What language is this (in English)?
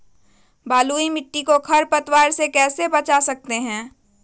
Magahi